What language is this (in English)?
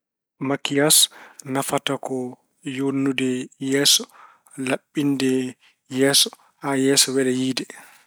Fula